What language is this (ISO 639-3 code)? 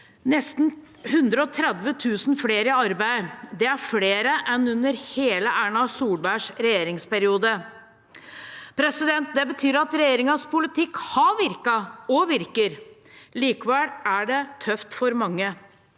nor